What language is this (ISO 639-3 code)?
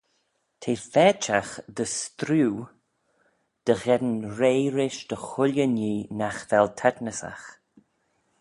glv